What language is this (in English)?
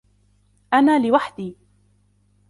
Arabic